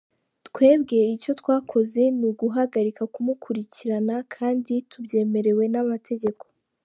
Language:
Kinyarwanda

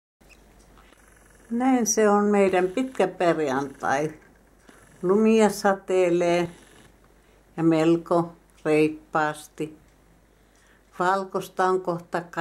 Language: Finnish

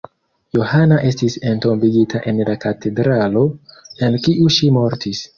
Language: Esperanto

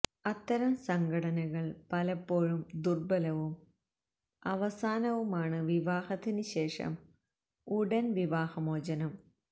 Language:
Malayalam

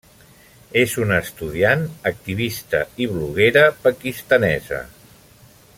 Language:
Catalan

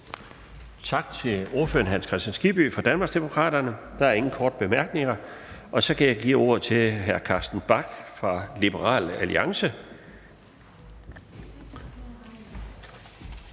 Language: Danish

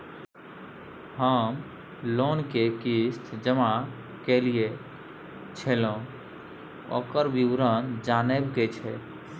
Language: Maithili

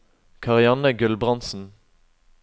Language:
Norwegian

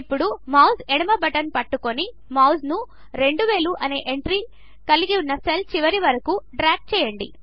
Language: Telugu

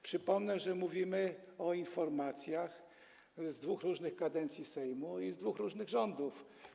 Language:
Polish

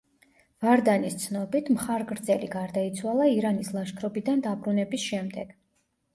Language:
Georgian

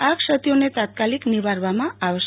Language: Gujarati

